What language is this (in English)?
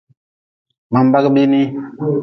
Nawdm